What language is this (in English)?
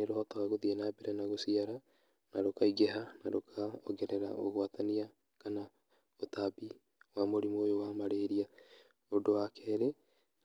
Kikuyu